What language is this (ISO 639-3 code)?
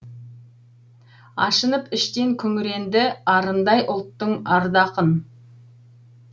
kaz